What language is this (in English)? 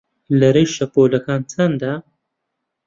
Central Kurdish